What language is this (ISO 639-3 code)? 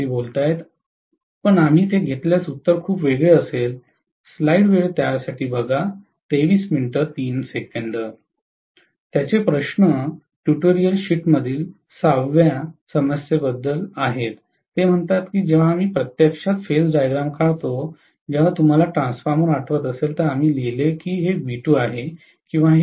mar